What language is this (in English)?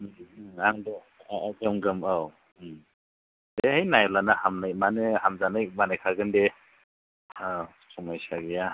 Bodo